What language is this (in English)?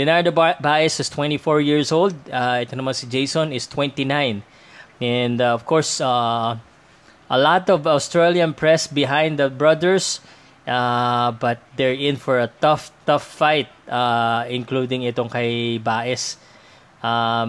Filipino